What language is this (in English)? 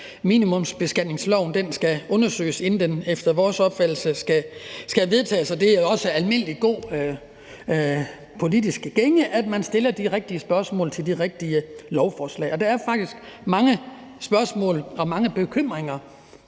Danish